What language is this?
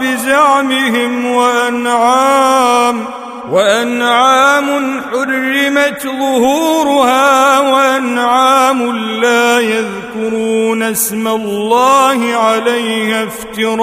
Arabic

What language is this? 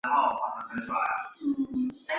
Chinese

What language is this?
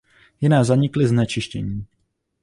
Czech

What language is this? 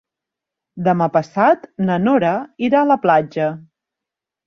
Catalan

